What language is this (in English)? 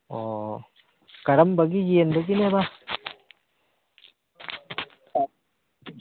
Manipuri